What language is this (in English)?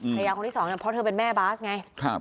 Thai